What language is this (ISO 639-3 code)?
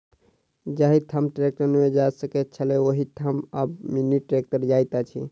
mai